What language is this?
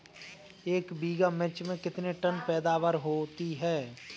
Hindi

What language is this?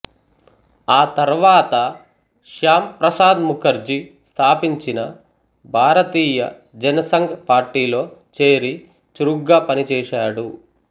Telugu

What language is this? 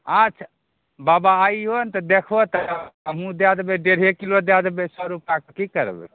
Maithili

